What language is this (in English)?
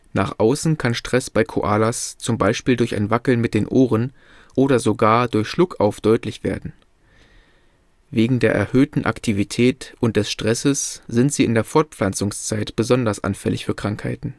German